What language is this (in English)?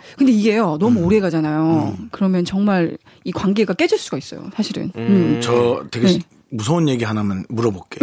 Korean